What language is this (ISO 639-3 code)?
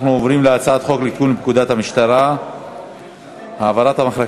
heb